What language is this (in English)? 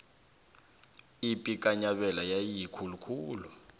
South Ndebele